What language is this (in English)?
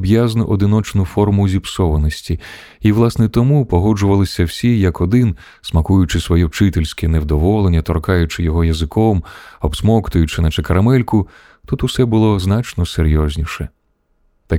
Ukrainian